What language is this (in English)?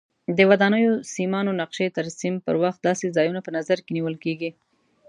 Pashto